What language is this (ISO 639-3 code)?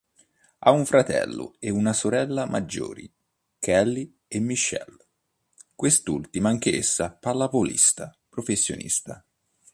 ita